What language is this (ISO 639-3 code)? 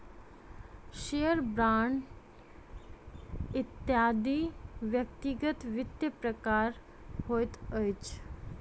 mai